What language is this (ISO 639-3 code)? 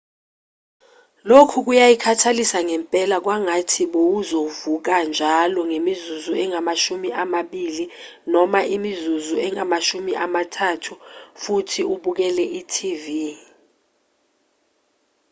zul